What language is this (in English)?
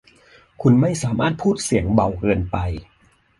Thai